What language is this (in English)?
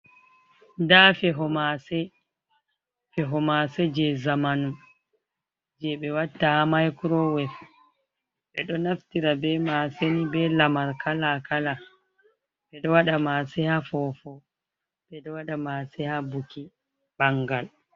Fula